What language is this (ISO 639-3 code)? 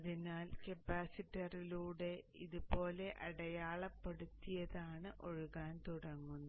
mal